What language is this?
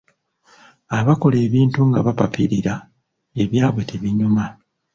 Ganda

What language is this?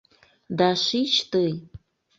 Mari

